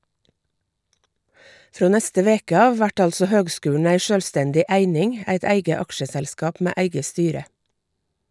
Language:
Norwegian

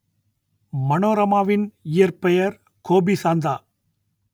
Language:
Tamil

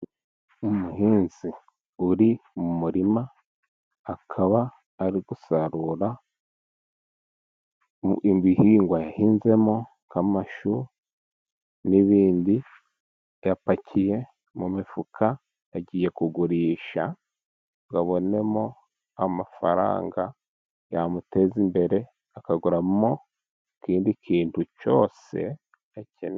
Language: Kinyarwanda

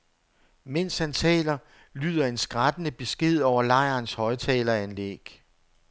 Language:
Danish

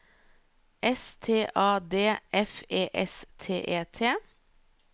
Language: Norwegian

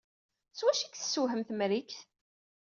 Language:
Kabyle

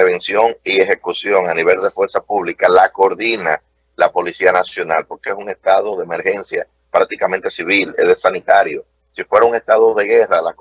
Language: Spanish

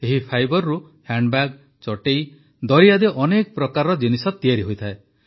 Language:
Odia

